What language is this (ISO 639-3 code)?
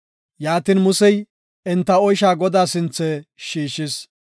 gof